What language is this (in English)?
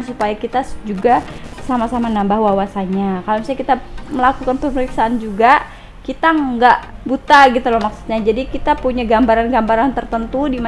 Indonesian